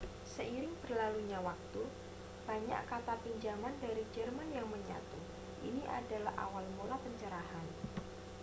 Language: Indonesian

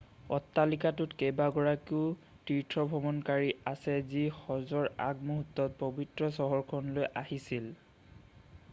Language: Assamese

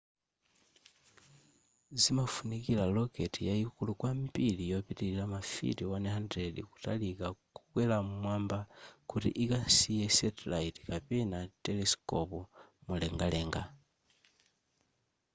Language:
Nyanja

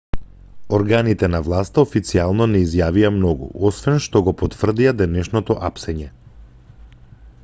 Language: Macedonian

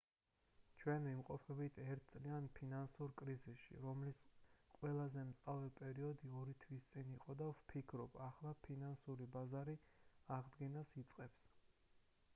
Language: Georgian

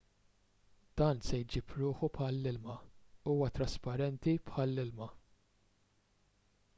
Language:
Maltese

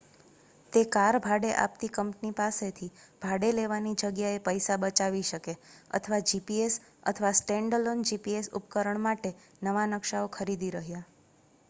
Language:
Gujarati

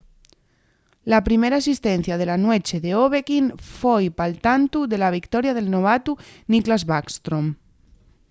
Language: Asturian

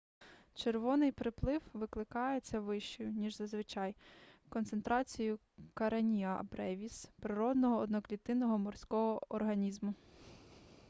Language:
Ukrainian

